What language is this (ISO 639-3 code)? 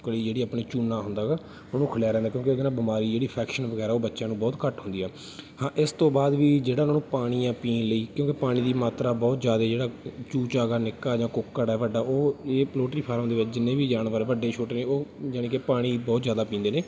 pan